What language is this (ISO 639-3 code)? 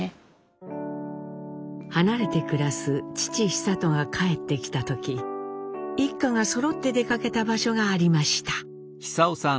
jpn